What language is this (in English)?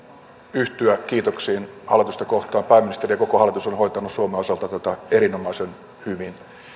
Finnish